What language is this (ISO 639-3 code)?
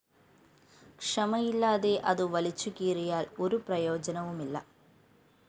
mal